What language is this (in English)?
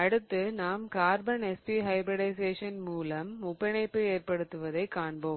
Tamil